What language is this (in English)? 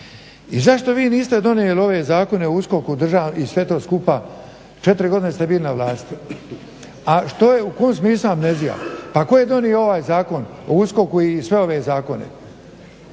Croatian